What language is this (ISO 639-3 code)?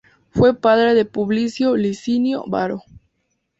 spa